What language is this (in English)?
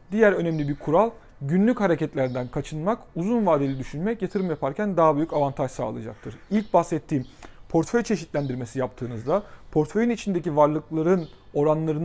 Turkish